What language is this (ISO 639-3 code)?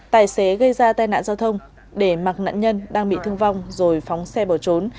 vie